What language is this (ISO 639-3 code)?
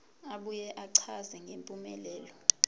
zul